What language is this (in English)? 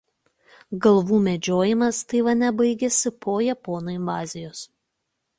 Lithuanian